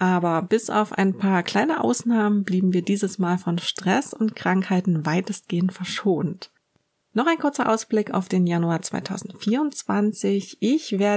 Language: German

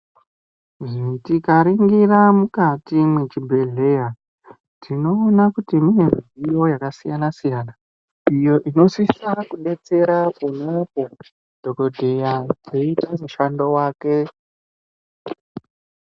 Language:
Ndau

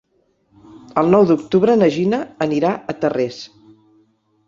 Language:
Catalan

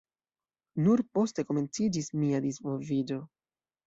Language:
Esperanto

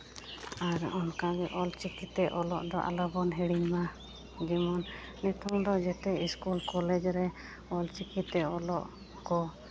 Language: Santali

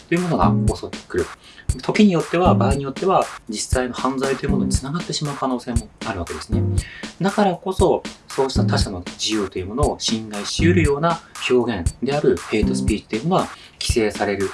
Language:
Japanese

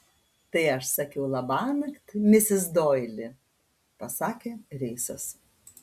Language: Lithuanian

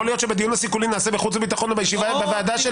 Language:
Hebrew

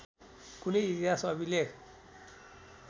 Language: Nepali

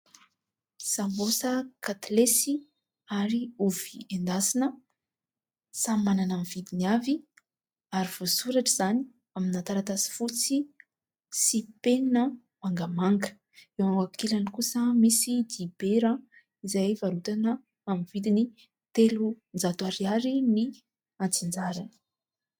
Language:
Malagasy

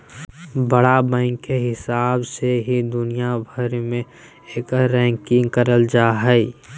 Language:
Magahi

